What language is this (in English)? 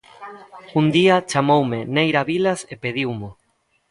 Galician